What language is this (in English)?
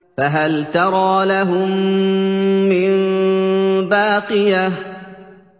Arabic